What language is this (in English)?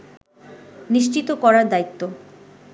Bangla